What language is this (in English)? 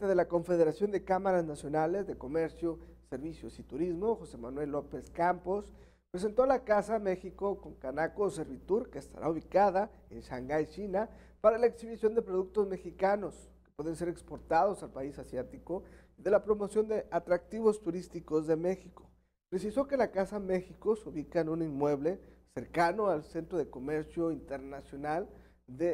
Spanish